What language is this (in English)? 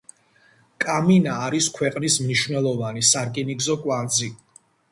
Georgian